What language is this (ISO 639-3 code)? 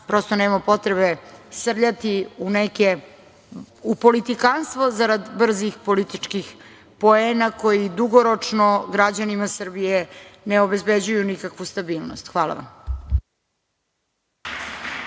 srp